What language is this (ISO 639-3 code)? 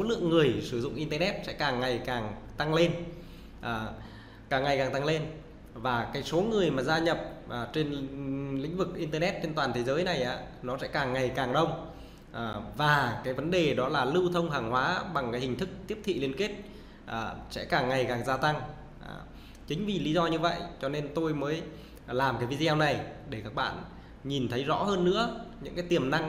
vie